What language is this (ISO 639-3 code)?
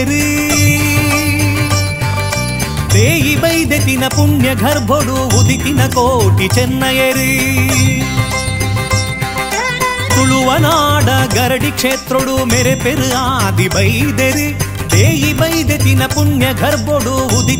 kan